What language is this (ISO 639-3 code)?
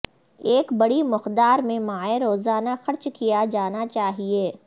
urd